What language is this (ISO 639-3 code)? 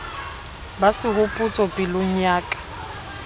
sot